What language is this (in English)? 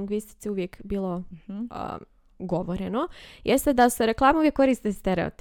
Croatian